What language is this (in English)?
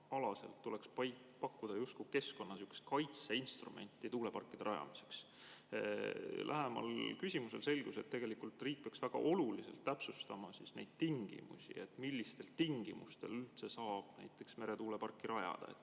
Estonian